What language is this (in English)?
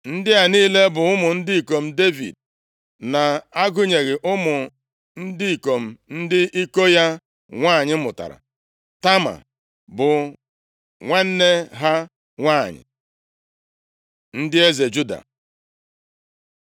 Igbo